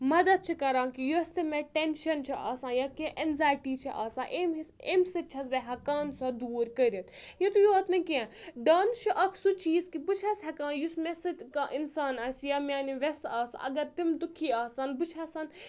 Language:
Kashmiri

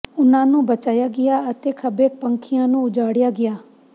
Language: Punjabi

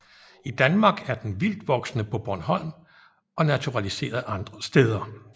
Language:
Danish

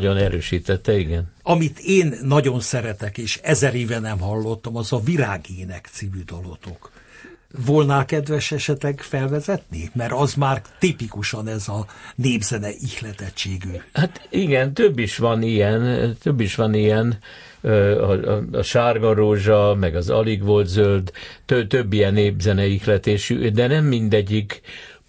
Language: Hungarian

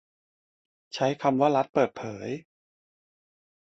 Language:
Thai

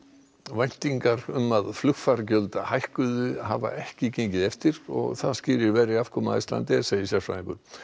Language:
Icelandic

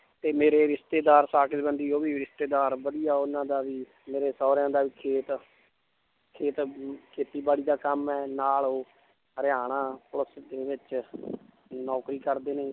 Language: Punjabi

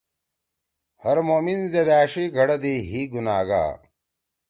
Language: Torwali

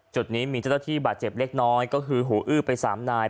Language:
Thai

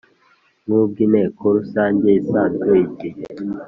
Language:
Kinyarwanda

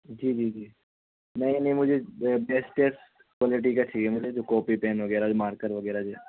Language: Urdu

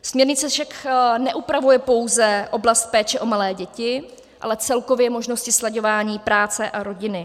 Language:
Czech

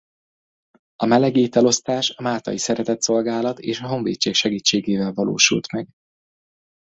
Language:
Hungarian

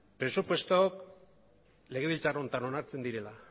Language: Basque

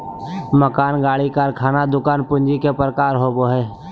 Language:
Magahi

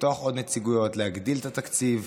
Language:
Hebrew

